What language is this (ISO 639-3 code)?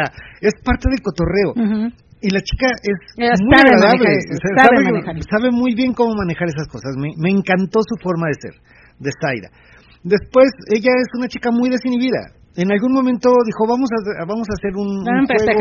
spa